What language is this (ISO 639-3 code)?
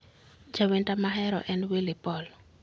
luo